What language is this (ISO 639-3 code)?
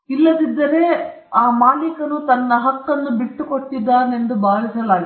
kan